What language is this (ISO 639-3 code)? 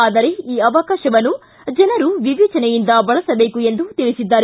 kan